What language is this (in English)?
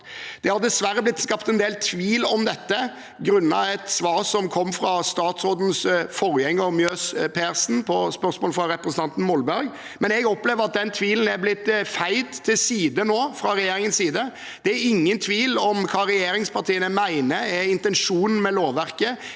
Norwegian